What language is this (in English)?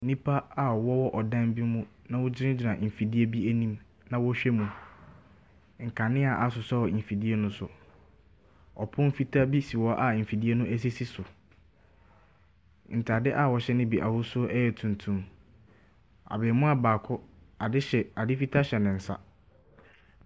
Akan